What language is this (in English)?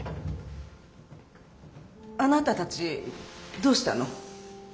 Japanese